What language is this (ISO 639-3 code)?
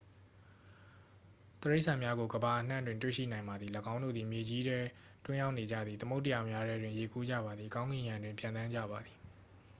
mya